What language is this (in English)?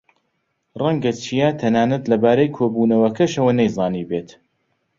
Central Kurdish